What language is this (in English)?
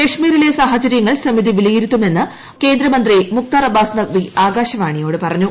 Malayalam